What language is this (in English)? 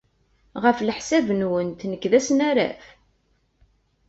Kabyle